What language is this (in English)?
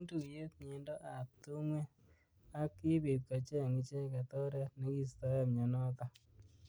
Kalenjin